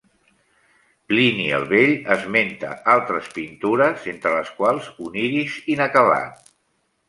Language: Catalan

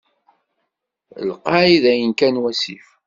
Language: Kabyle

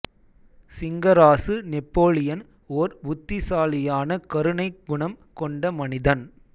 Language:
Tamil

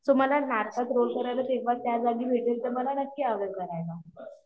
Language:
Marathi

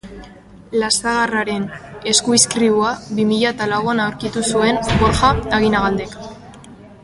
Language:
Basque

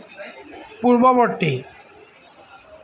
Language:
Assamese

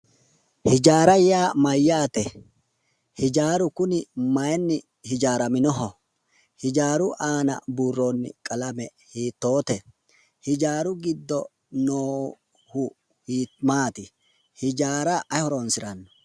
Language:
Sidamo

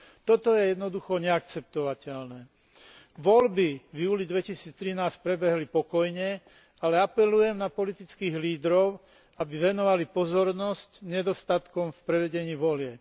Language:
Slovak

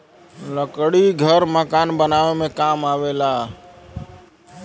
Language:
Bhojpuri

